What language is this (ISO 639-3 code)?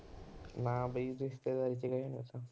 pan